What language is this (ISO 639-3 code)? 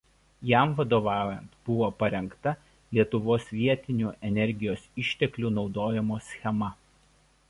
lit